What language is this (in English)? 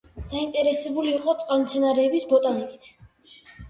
Georgian